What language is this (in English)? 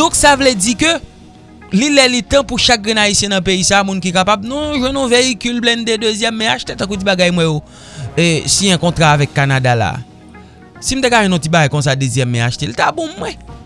French